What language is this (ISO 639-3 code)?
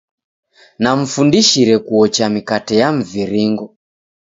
dav